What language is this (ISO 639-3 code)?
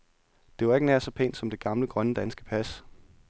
dan